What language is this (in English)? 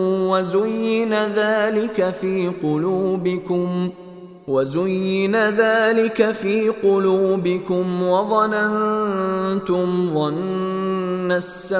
Arabic